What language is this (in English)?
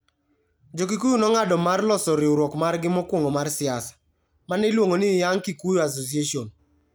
Luo (Kenya and Tanzania)